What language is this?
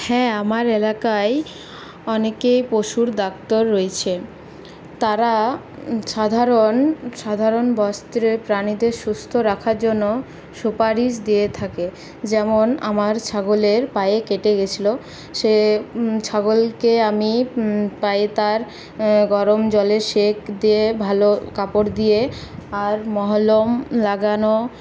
Bangla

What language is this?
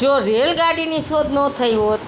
Gujarati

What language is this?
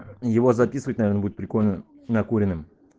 Russian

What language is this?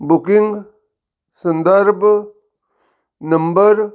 Punjabi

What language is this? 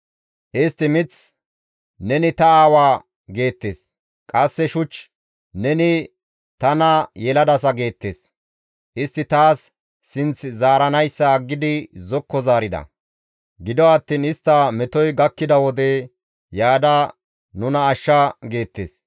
Gamo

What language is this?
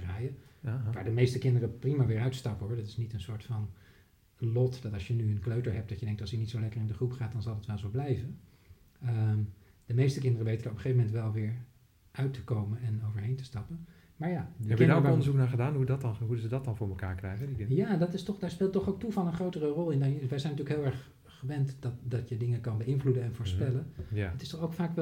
Dutch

